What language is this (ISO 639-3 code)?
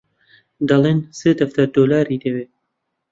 ckb